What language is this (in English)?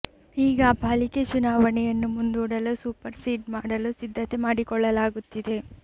Kannada